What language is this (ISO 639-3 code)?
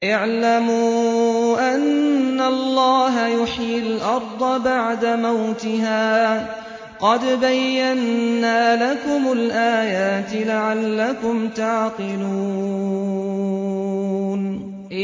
ara